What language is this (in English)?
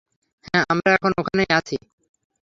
Bangla